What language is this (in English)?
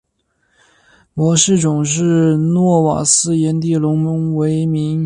Chinese